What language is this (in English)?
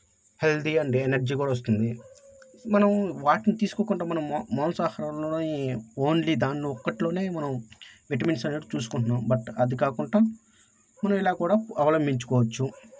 Telugu